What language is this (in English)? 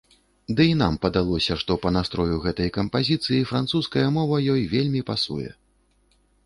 Belarusian